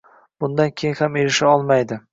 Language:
Uzbek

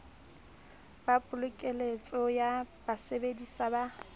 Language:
Southern Sotho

